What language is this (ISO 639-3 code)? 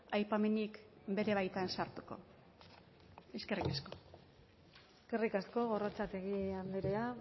eus